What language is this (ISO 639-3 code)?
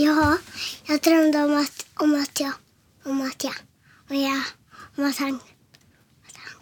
swe